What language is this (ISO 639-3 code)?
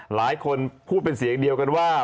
tha